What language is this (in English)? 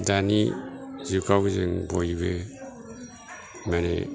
Bodo